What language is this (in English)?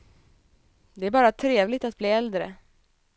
Swedish